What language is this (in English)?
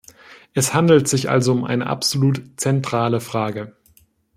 German